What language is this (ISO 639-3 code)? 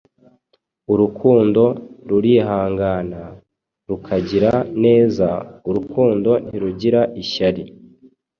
kin